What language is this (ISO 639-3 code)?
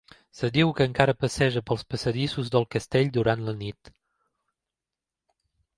cat